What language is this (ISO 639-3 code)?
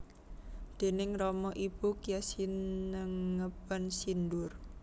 jav